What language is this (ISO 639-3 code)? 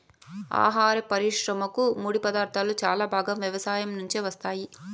tel